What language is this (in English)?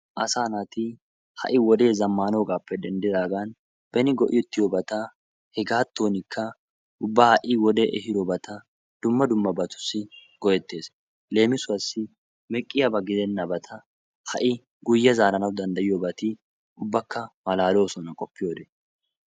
Wolaytta